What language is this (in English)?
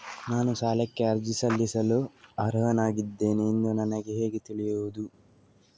Kannada